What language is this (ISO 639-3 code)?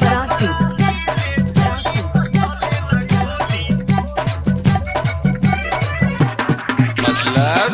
hin